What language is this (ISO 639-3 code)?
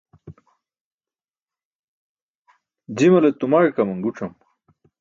bsk